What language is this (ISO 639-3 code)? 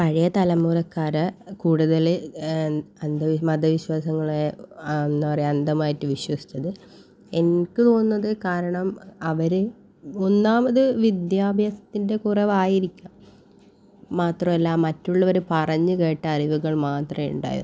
mal